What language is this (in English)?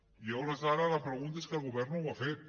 Catalan